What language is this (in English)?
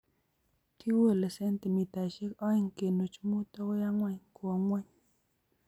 Kalenjin